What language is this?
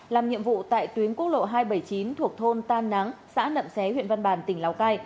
Vietnamese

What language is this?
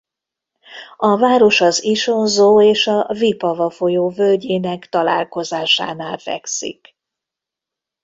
Hungarian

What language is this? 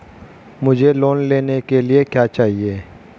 Hindi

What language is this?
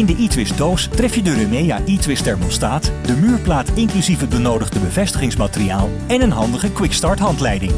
Dutch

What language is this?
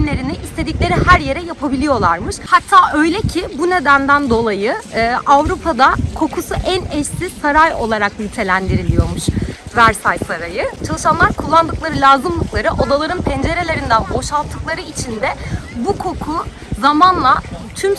Turkish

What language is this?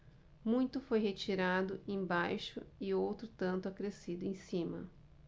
Portuguese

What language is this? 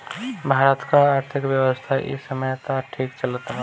Bhojpuri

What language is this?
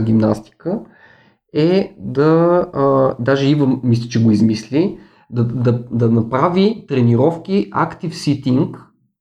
Bulgarian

